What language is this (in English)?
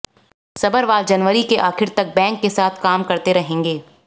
Hindi